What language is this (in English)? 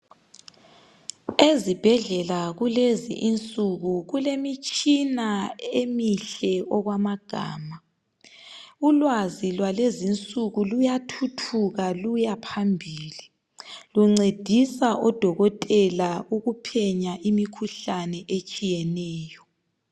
North Ndebele